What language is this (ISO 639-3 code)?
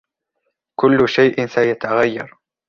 ara